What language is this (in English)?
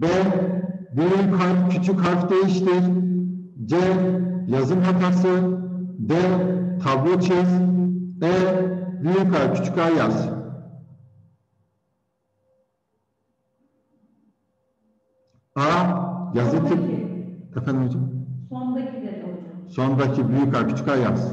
Turkish